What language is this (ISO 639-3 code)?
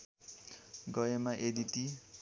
nep